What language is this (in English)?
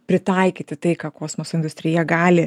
Lithuanian